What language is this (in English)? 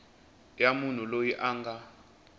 Tsonga